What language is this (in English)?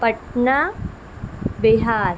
Urdu